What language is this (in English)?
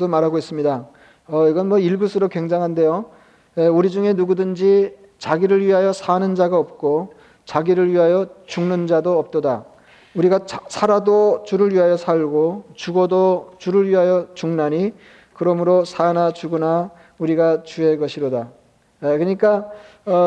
Korean